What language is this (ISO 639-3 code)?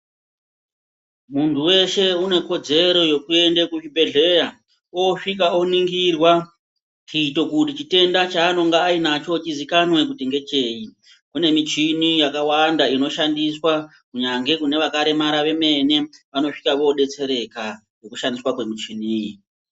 ndc